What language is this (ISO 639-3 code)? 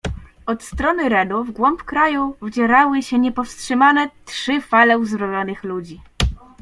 pol